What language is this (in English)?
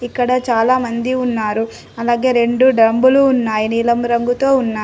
Telugu